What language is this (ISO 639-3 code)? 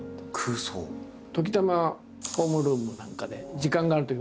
jpn